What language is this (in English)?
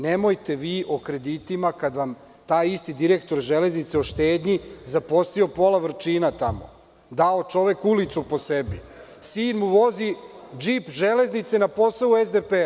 Serbian